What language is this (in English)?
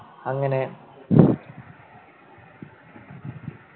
Malayalam